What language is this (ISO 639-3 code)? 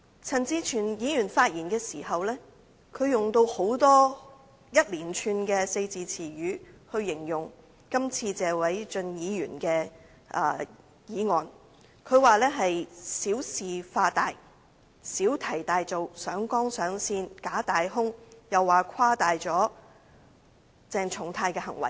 yue